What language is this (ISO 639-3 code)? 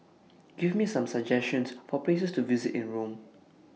eng